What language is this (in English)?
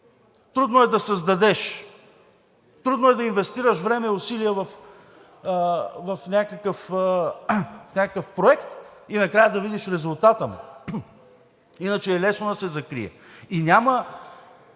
Bulgarian